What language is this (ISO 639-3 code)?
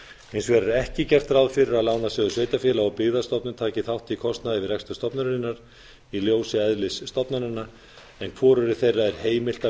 isl